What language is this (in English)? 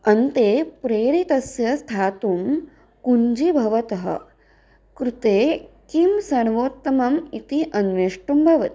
Sanskrit